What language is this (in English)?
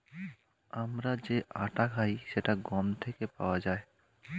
Bangla